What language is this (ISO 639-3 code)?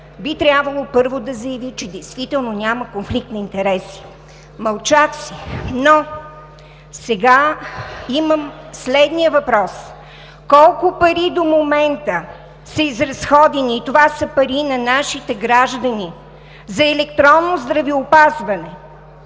bul